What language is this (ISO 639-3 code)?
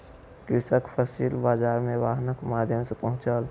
mai